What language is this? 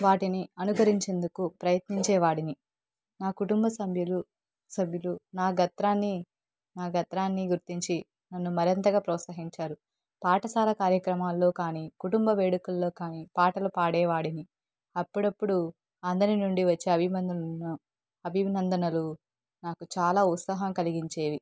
Telugu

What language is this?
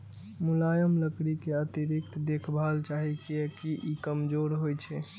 Maithili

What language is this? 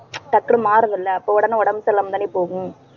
Tamil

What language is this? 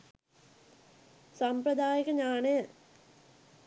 Sinhala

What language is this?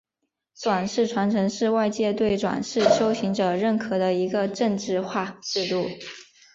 Chinese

